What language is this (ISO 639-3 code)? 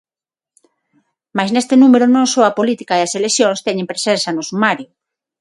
glg